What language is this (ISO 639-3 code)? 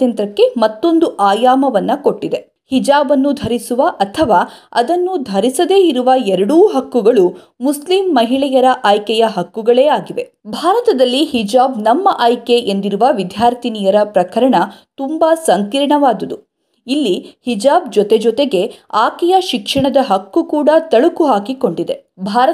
kan